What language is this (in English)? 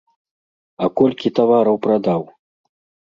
Belarusian